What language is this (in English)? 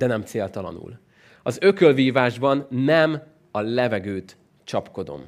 Hungarian